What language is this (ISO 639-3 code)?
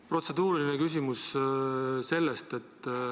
est